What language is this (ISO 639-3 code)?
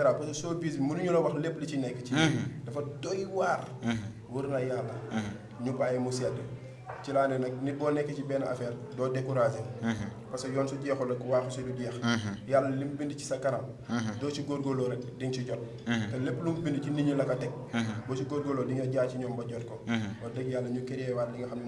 fra